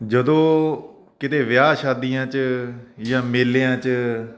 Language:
Punjabi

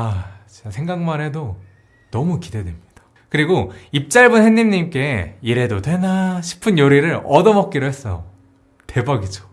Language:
Korean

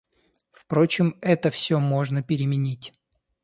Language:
Russian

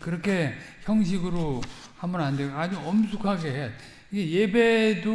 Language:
Korean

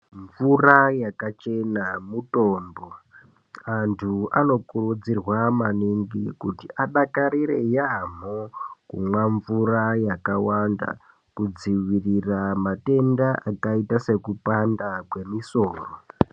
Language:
Ndau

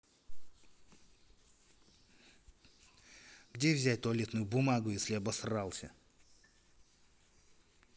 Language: Russian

